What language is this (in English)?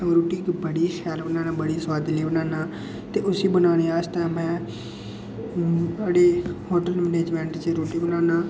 Dogri